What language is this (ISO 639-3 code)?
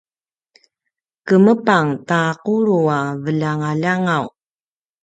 pwn